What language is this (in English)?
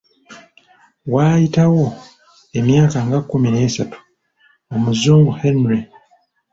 Ganda